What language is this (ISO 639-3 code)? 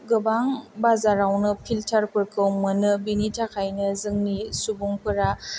brx